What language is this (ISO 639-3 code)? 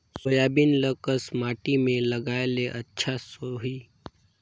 hne